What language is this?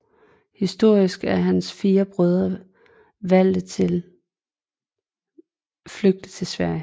Danish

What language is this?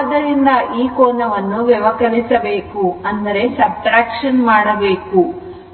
Kannada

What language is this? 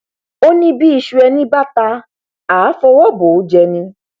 Yoruba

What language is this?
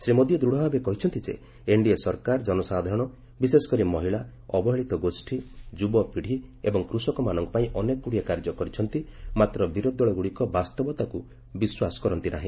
Odia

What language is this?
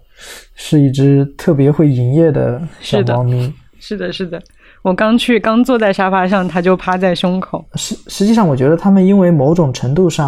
Chinese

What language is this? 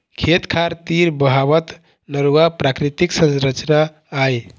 Chhattisgarhi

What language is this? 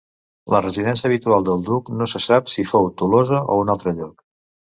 Catalan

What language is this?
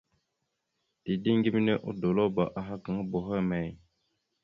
Mada (Cameroon)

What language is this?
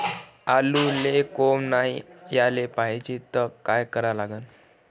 Marathi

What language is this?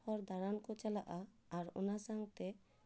Santali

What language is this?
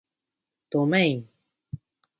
Japanese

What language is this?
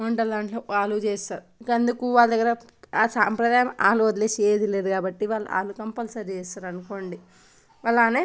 Telugu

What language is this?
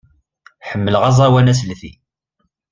Kabyle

